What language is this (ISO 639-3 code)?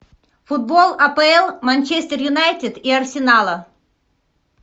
rus